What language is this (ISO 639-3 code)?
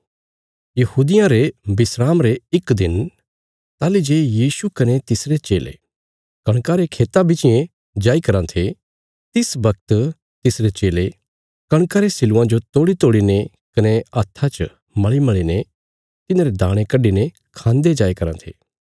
kfs